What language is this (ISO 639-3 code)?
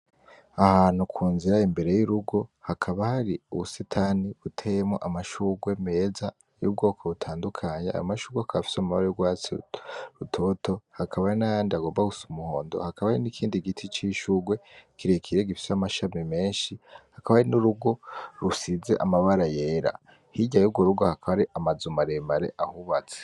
run